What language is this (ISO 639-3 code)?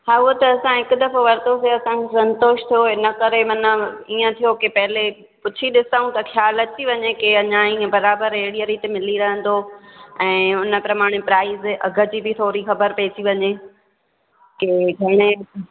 snd